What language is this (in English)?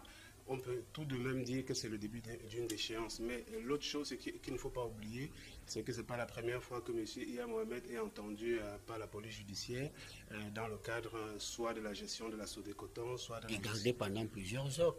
French